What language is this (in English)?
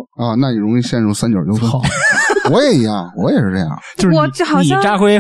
Chinese